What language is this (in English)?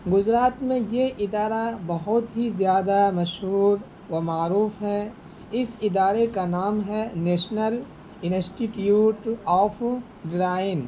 Urdu